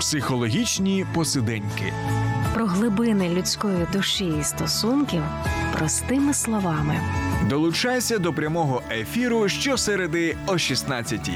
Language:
Ukrainian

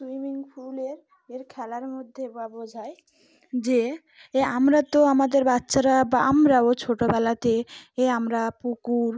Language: Bangla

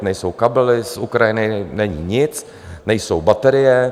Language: Czech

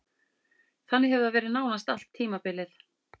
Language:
Icelandic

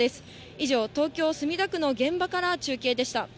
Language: Japanese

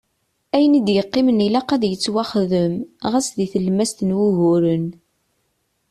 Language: Kabyle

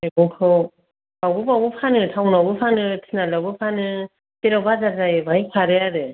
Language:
Bodo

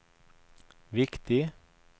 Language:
Norwegian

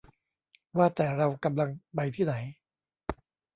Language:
Thai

